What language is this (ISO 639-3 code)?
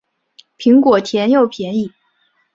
zho